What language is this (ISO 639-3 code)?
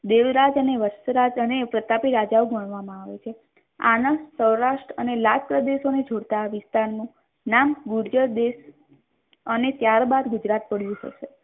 guj